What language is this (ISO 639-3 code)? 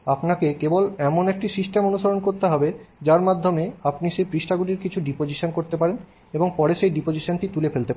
ben